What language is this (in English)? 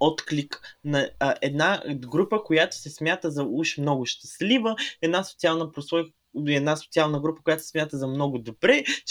Bulgarian